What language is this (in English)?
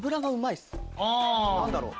Japanese